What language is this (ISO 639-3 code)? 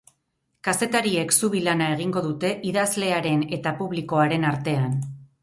eus